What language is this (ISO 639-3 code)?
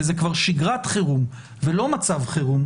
heb